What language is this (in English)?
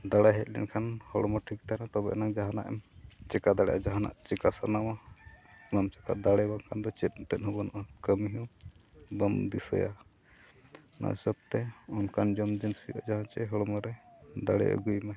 Santali